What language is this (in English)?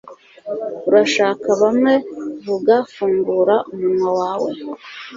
Kinyarwanda